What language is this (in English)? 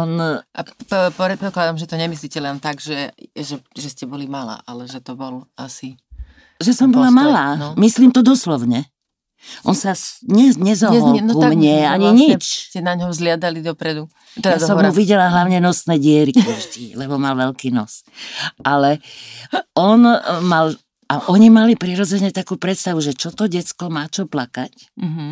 Slovak